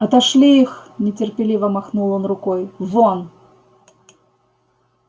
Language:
Russian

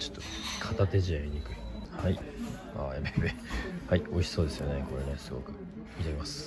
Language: Japanese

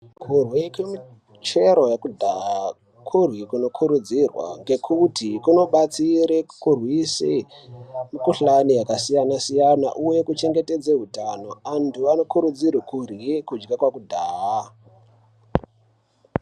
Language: Ndau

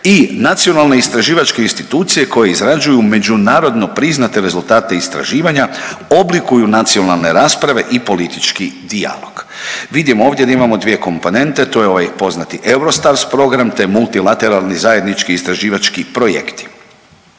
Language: Croatian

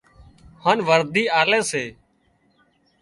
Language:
Wadiyara Koli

